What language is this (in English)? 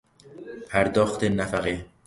Persian